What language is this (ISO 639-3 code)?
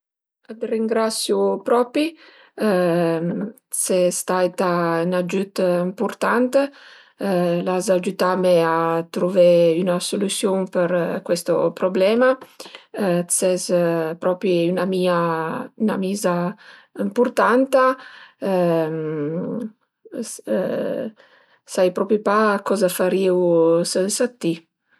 pms